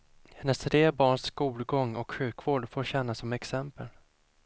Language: Swedish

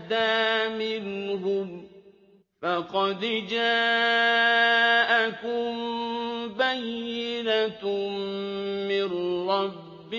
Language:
Arabic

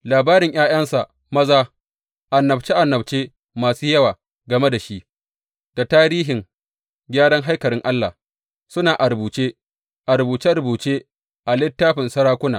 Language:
Hausa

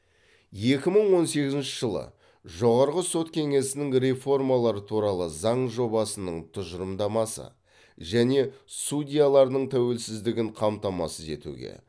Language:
Kazakh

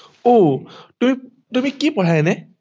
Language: Assamese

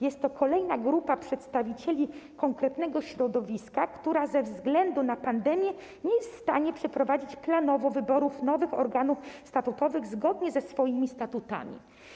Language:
Polish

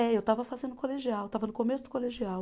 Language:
Portuguese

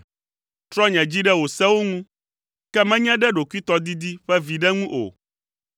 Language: Ewe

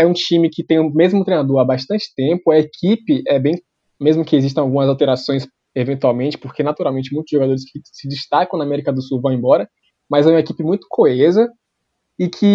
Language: Portuguese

